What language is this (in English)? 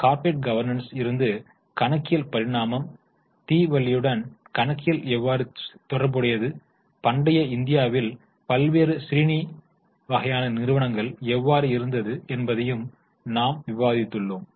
Tamil